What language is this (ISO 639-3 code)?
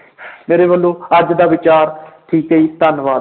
pan